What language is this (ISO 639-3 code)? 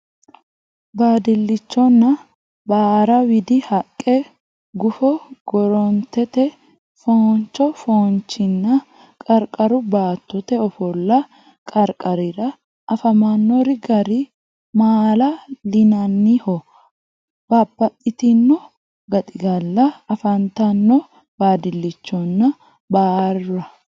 sid